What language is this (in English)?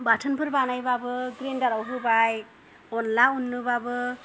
Bodo